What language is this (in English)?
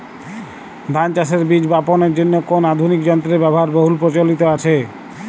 Bangla